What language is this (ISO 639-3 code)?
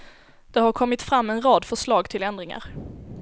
swe